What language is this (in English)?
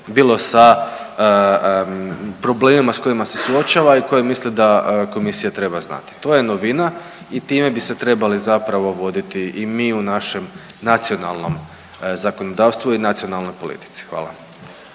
Croatian